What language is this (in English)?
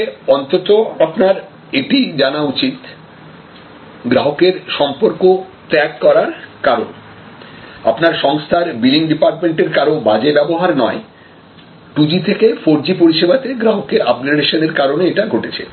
Bangla